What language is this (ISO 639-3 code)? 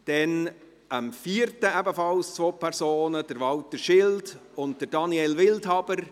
gsw